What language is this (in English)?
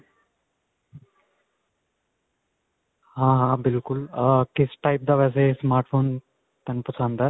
Punjabi